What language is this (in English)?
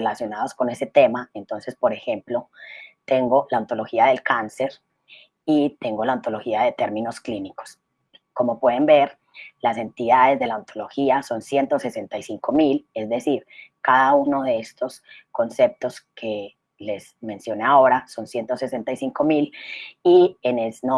Spanish